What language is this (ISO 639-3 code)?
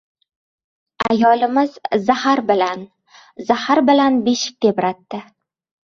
uzb